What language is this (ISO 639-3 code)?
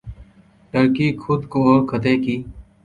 urd